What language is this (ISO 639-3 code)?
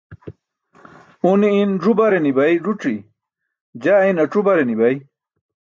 bsk